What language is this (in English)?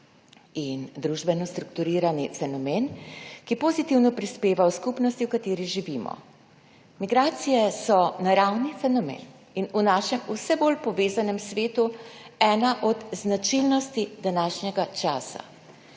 Slovenian